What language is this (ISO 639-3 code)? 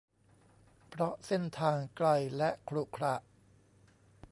tha